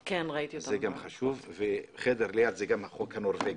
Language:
Hebrew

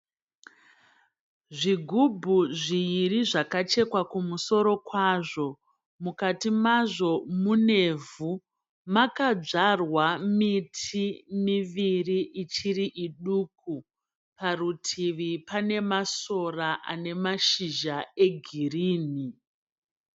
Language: Shona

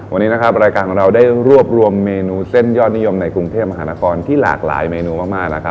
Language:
Thai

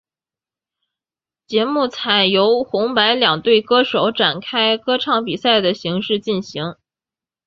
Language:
Chinese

